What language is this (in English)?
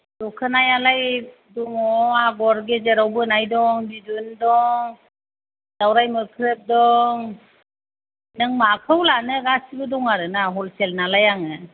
Bodo